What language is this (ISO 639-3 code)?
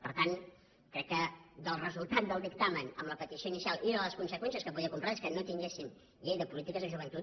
cat